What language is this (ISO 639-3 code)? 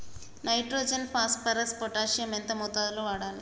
tel